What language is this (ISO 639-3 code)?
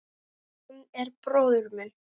isl